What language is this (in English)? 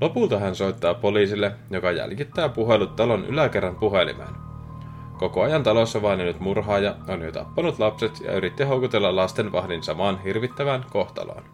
Finnish